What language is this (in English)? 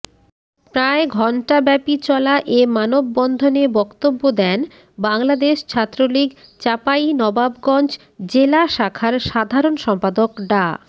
Bangla